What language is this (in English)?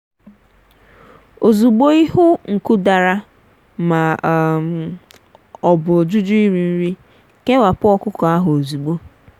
Igbo